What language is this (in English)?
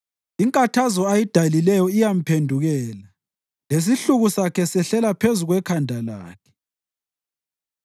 North Ndebele